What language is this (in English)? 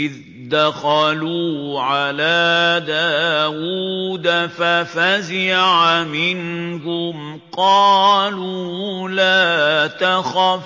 Arabic